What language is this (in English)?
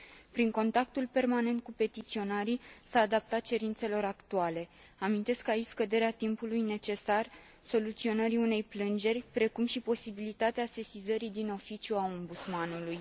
Romanian